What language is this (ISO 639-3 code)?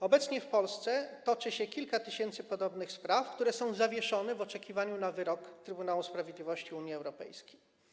pol